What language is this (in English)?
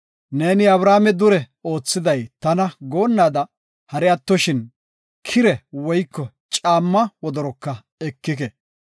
Gofa